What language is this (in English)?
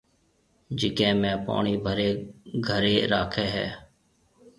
Marwari (Pakistan)